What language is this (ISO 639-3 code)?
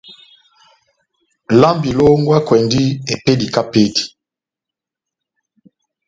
bnm